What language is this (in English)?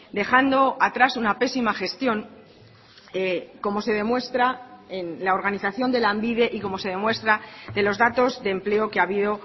Spanish